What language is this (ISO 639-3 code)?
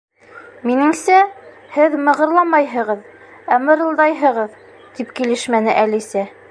bak